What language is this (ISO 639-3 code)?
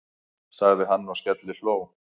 isl